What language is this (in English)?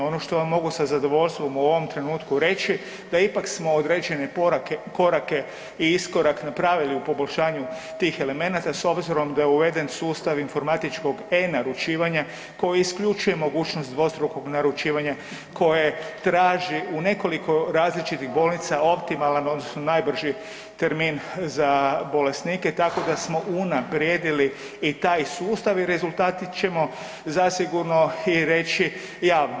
Croatian